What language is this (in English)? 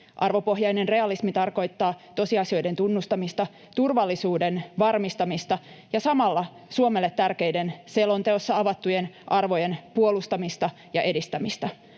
Finnish